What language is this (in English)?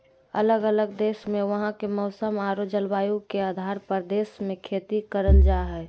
Magahi